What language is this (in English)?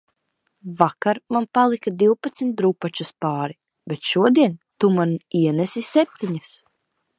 Latvian